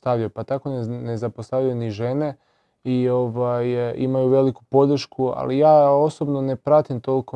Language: Croatian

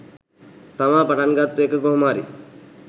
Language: Sinhala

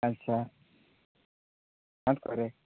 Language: Santali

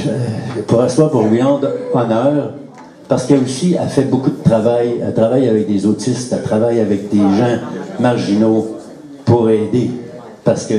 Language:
French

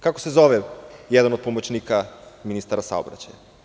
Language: Serbian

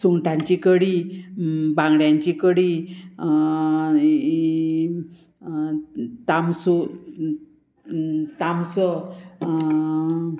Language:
Konkani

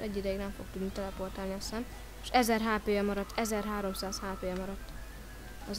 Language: Hungarian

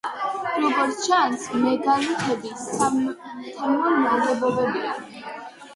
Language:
Georgian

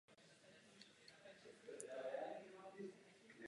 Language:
Czech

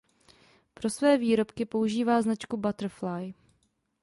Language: Czech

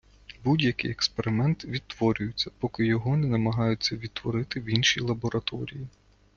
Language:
Ukrainian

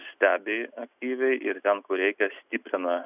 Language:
Lithuanian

